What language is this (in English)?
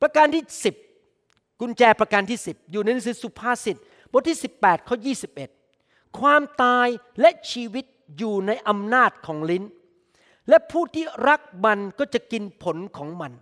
Thai